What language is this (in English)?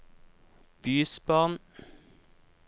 Norwegian